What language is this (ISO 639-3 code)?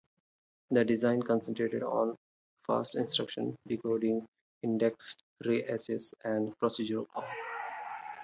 eng